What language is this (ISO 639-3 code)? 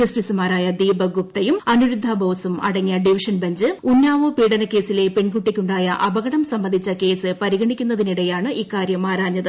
mal